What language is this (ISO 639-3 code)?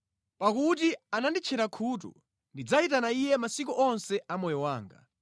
nya